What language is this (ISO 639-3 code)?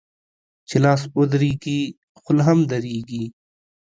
pus